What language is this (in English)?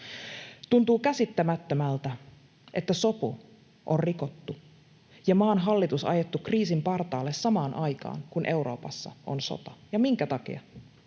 Finnish